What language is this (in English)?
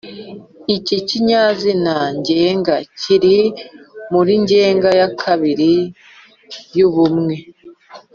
Kinyarwanda